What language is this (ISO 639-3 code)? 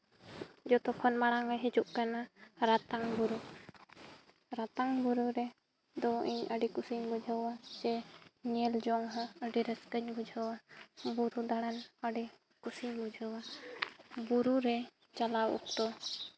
sat